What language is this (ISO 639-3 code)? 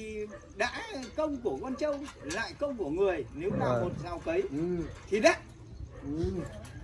vie